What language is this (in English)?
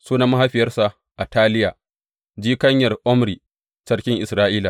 Hausa